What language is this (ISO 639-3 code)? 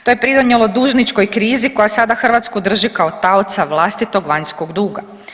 hrv